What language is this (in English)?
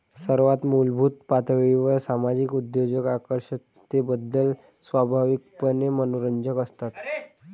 Marathi